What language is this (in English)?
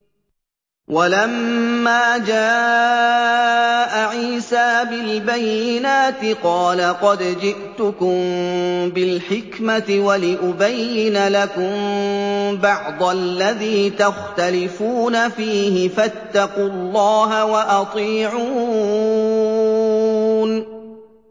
Arabic